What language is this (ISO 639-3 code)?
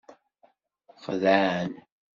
kab